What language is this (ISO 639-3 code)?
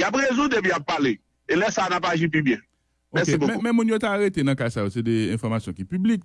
fra